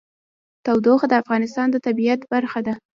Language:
Pashto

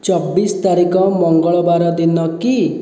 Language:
Odia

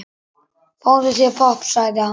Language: Icelandic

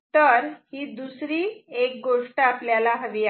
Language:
Marathi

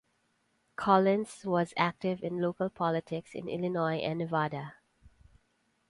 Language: English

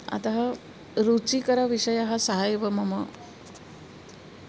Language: Sanskrit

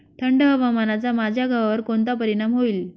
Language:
Marathi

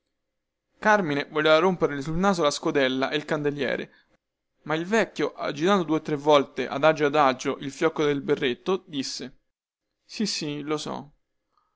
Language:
Italian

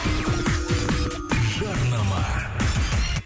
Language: Kazakh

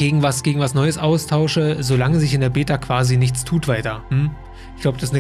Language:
German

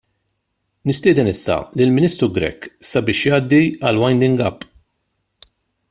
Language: Maltese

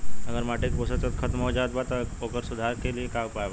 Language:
Bhojpuri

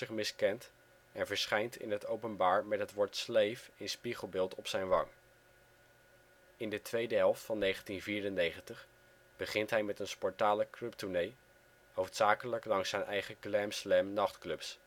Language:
Dutch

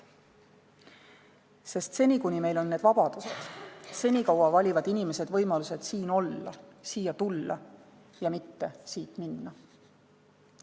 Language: Estonian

